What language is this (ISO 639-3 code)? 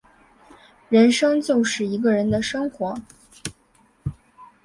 zho